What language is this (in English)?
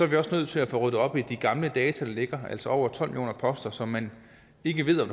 Danish